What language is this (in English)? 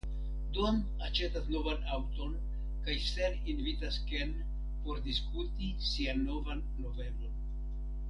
Esperanto